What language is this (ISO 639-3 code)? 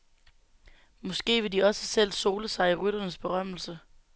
dan